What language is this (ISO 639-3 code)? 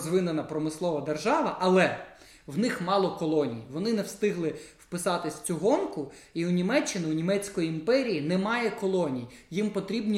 ukr